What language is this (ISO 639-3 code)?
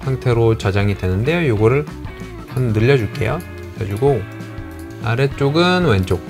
kor